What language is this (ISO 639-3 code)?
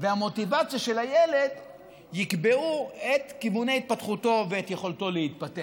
heb